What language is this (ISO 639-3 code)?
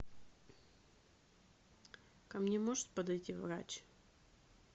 rus